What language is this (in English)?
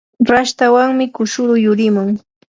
Yanahuanca Pasco Quechua